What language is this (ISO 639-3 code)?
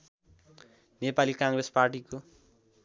nep